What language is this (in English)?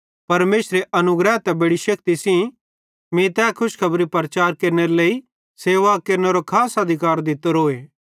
Bhadrawahi